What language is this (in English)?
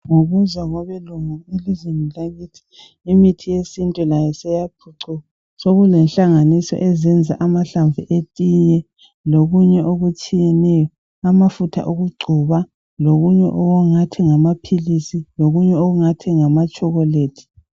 North Ndebele